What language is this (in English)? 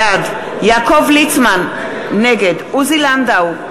Hebrew